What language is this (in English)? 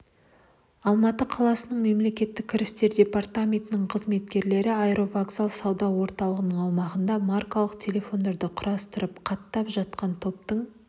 Kazakh